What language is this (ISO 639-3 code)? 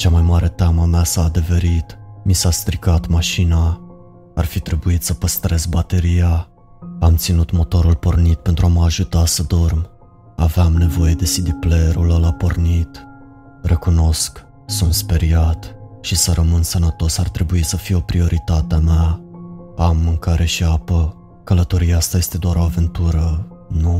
ron